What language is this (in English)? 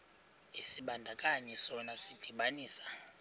Xhosa